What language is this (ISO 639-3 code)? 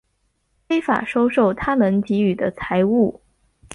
zho